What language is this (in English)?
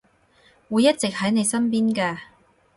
Cantonese